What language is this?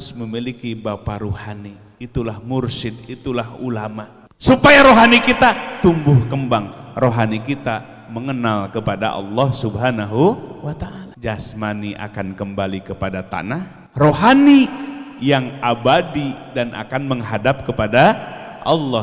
Indonesian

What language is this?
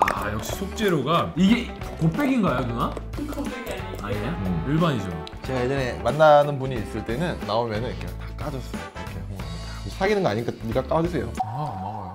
Korean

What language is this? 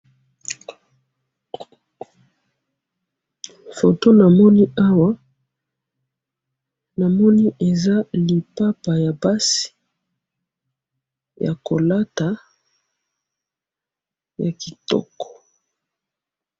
Lingala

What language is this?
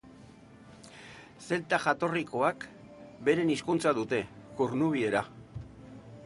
Basque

